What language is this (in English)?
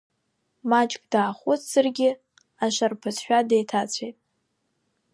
Abkhazian